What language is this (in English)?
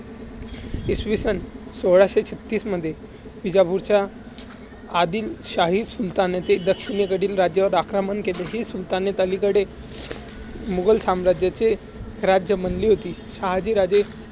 Marathi